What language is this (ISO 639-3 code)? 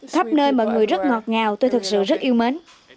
vie